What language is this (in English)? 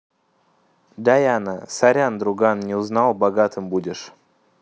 Russian